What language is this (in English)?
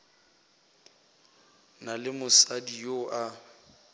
Northern Sotho